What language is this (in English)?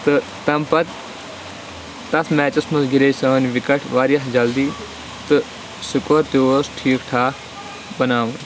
Kashmiri